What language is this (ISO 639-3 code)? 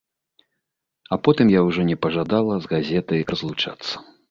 bel